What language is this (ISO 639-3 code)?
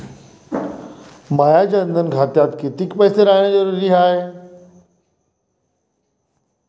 mar